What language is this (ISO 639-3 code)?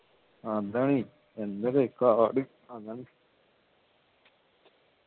mal